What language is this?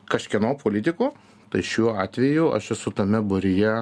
Lithuanian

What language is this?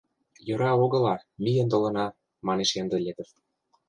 Mari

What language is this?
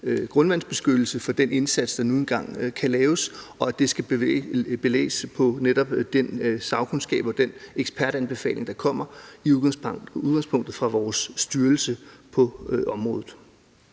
Danish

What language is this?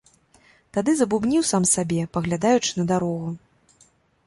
Belarusian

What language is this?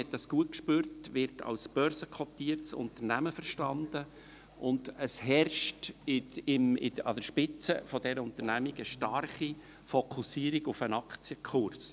Swiss German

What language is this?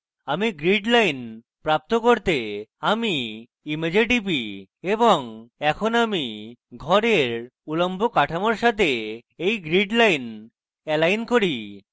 Bangla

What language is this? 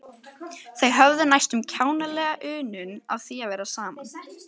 Icelandic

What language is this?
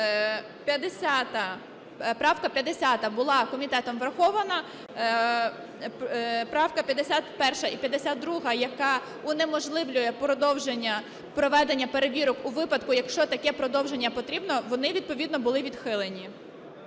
Ukrainian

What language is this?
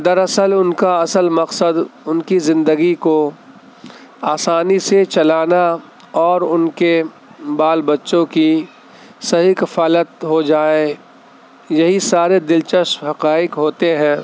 Urdu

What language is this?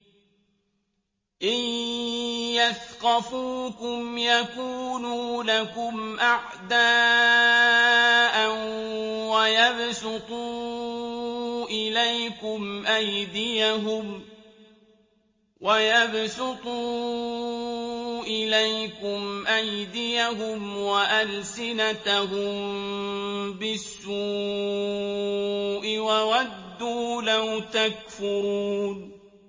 Arabic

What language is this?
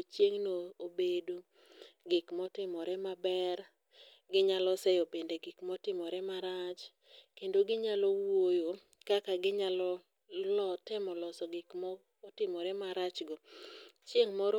Luo (Kenya and Tanzania)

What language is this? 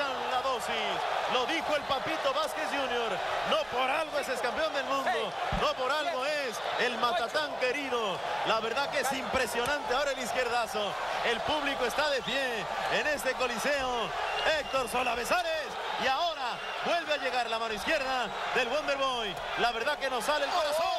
Spanish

